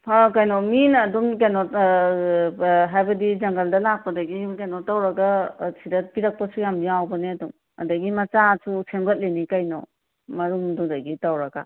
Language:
Manipuri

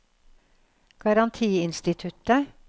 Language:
Norwegian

